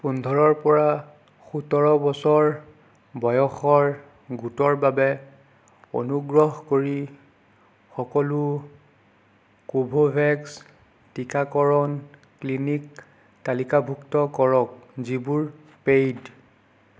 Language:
Assamese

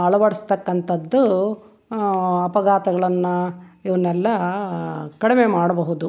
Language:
Kannada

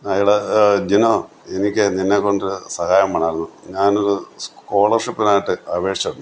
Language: Malayalam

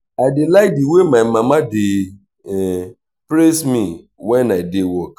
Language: Nigerian Pidgin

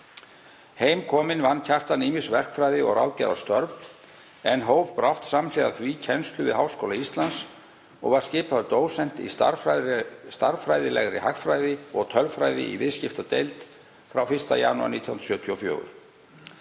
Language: Icelandic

